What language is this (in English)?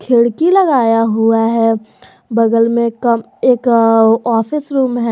Hindi